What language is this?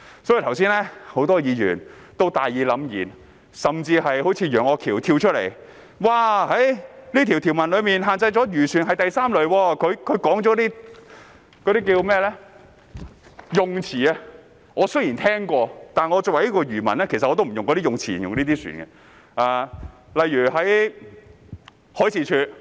Cantonese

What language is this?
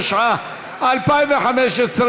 Hebrew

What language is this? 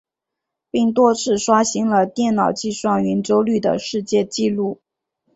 Chinese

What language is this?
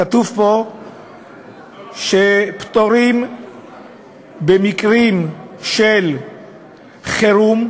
Hebrew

